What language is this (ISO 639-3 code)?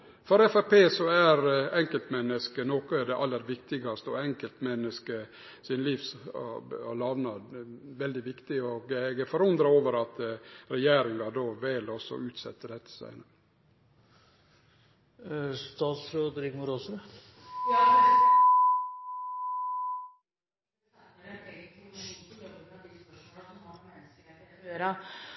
nno